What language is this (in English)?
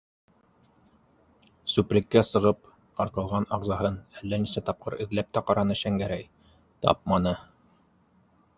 Bashkir